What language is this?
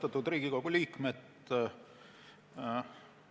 Estonian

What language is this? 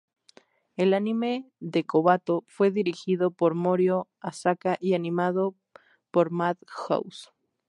Spanish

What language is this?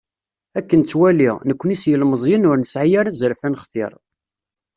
Kabyle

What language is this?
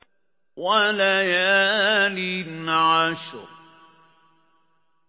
Arabic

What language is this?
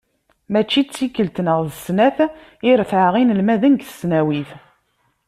Kabyle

